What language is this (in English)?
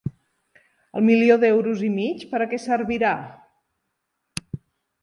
Catalan